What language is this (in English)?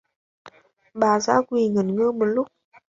Vietnamese